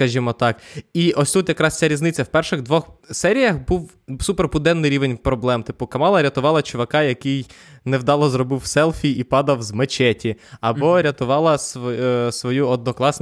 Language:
Ukrainian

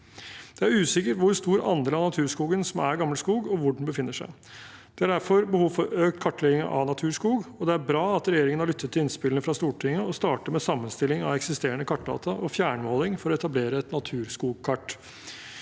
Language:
Norwegian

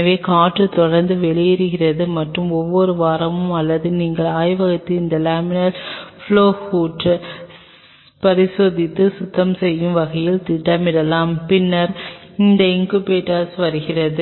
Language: Tamil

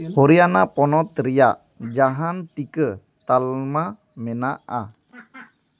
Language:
Santali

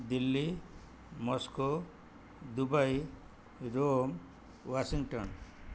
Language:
Odia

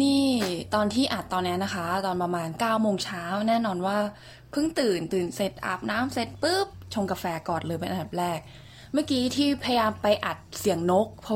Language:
Thai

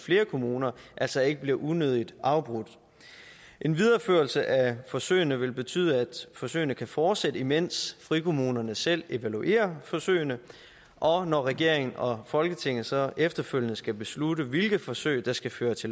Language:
Danish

